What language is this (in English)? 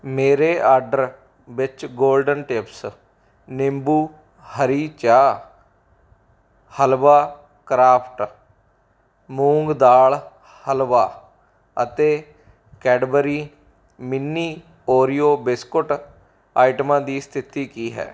Punjabi